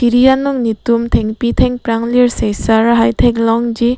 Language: Karbi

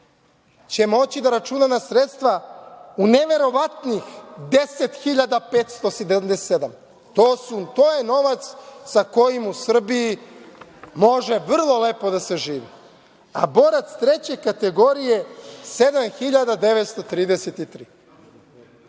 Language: Serbian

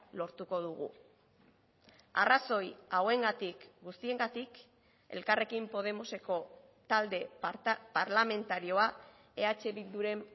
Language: Basque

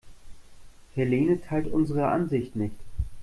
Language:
German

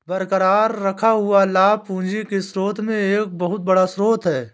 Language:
Hindi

